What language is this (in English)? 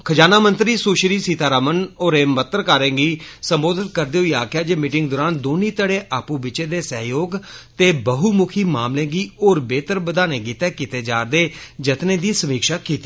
Dogri